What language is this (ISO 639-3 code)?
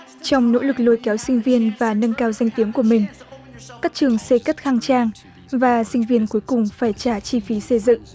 vie